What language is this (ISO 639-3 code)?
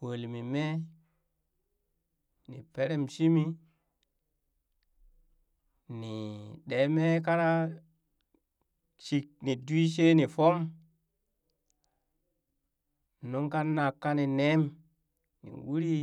bys